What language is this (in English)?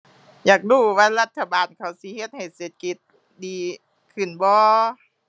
Thai